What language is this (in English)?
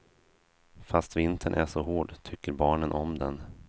Swedish